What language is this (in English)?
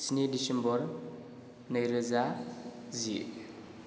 Bodo